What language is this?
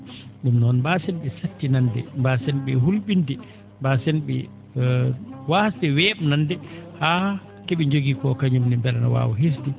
Fula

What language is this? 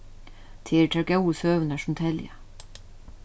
Faroese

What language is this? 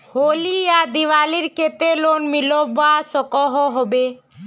Magahi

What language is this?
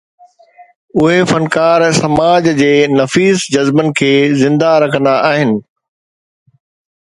Sindhi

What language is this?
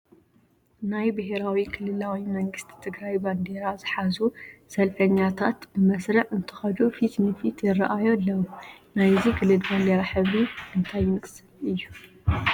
Tigrinya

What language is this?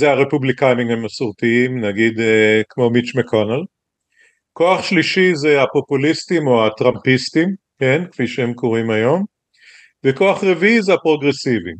Hebrew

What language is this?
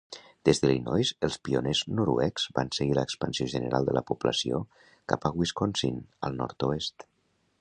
Catalan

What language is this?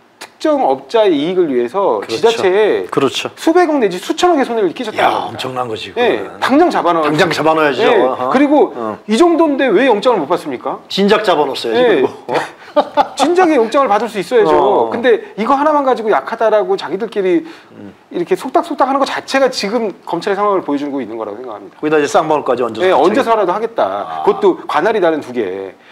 Korean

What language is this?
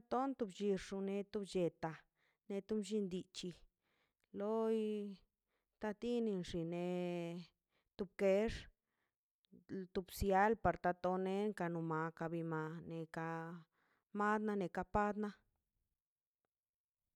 Mazaltepec Zapotec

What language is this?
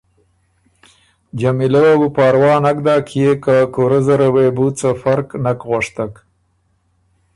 Ormuri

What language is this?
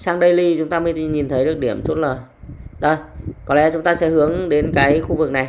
Vietnamese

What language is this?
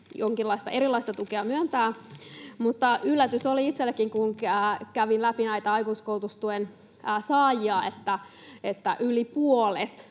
Finnish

